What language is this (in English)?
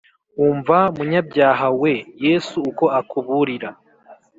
Kinyarwanda